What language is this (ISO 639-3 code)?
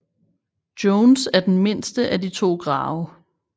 dan